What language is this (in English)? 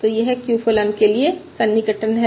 Hindi